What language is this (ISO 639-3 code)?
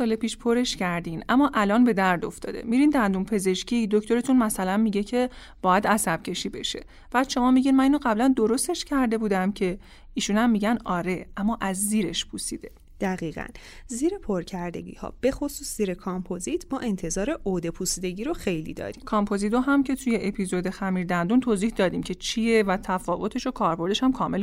fas